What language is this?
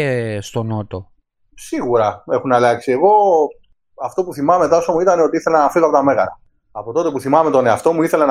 Greek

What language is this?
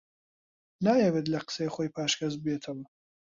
Central Kurdish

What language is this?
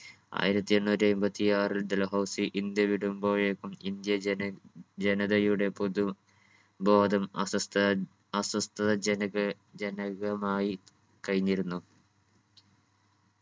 Malayalam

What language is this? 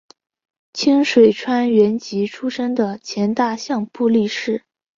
Chinese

